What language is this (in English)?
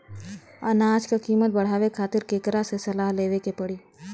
Bhojpuri